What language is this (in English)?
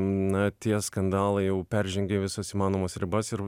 Lithuanian